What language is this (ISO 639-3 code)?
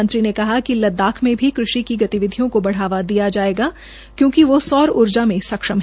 hin